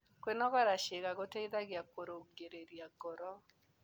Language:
Kikuyu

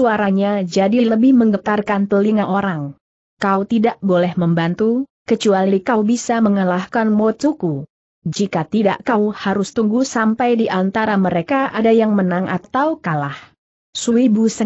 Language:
Indonesian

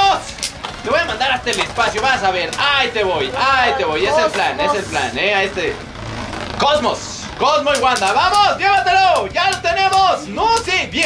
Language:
Spanish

